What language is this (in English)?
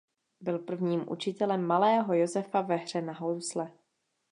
Czech